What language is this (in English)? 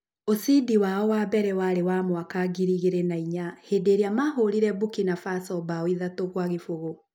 Kikuyu